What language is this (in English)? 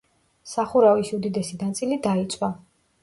Georgian